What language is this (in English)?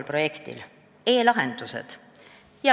Estonian